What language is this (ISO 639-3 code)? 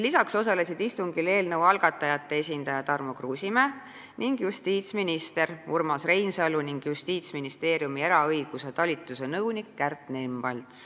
est